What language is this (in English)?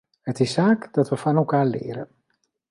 Dutch